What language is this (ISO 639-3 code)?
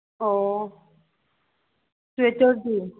mni